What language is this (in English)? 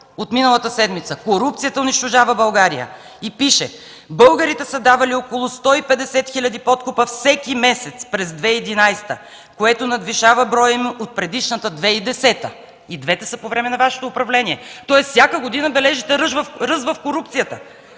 Bulgarian